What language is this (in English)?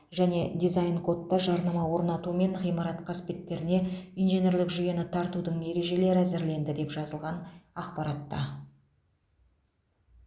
Kazakh